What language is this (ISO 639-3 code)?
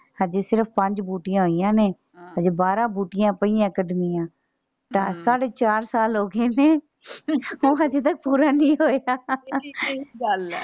pan